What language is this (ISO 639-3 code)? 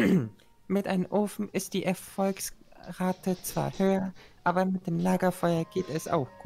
deu